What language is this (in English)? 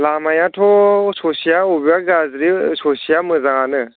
Bodo